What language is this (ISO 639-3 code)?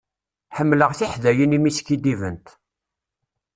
kab